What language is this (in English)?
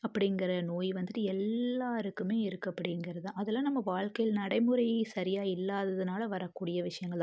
Tamil